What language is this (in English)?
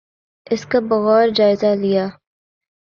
Urdu